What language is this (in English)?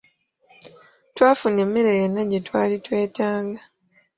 Ganda